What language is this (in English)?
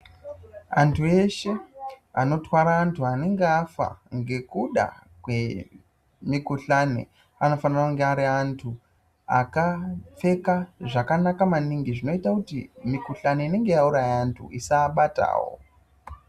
Ndau